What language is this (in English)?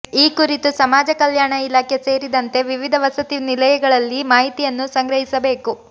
Kannada